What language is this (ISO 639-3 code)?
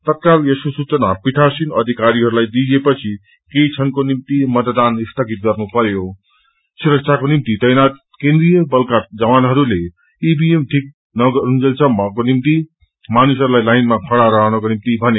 nep